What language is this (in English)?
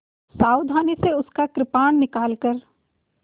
Hindi